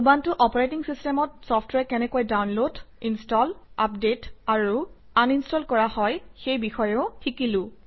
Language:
Assamese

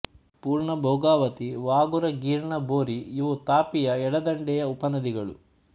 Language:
Kannada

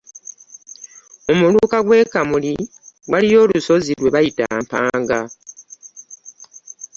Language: Ganda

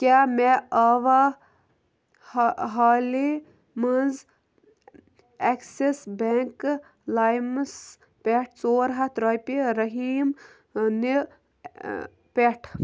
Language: Kashmiri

